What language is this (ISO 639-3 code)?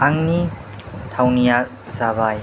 brx